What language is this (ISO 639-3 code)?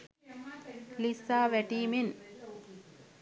sin